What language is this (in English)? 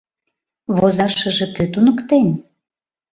Mari